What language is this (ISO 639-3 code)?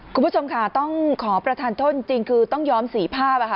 tha